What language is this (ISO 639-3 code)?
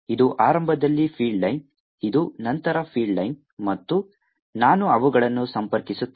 kan